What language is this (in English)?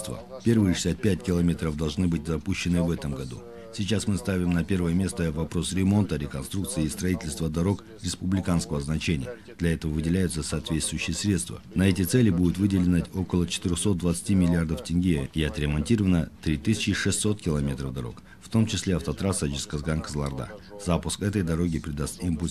Russian